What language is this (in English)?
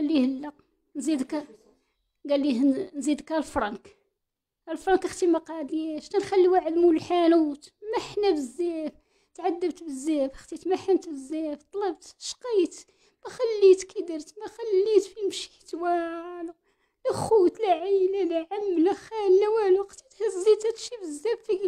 Arabic